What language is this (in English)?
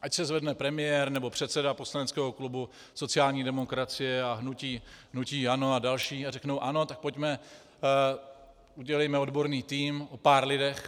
Czech